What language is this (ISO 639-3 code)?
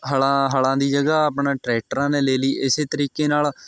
pan